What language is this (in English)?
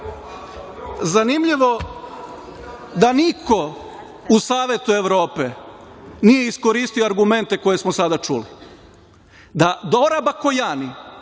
Serbian